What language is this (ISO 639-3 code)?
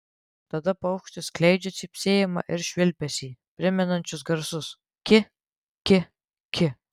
lit